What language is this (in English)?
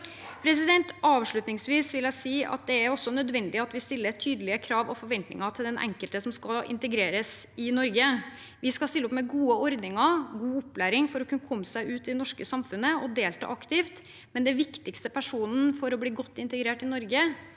Norwegian